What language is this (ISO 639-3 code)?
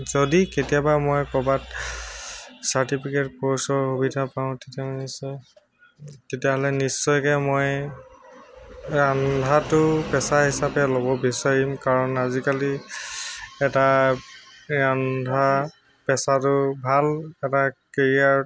asm